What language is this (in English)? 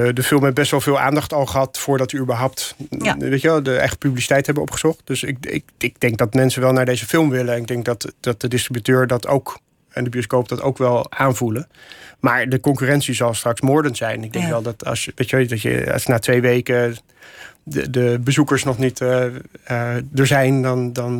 Dutch